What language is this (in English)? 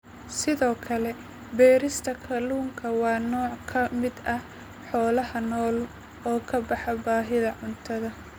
Somali